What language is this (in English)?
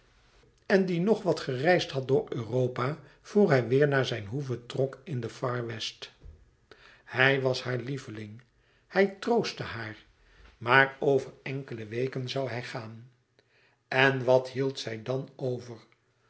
Dutch